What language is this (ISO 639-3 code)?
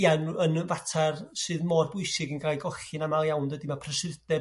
cym